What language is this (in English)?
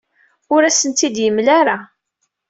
Kabyle